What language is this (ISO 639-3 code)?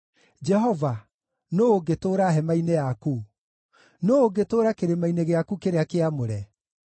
kik